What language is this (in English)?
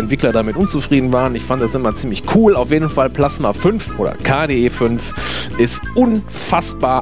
German